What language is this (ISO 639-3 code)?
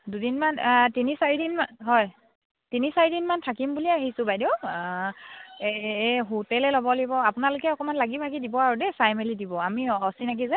asm